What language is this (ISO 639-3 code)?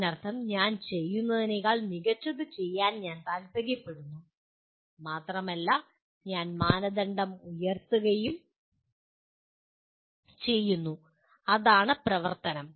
mal